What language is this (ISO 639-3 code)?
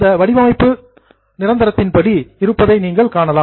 tam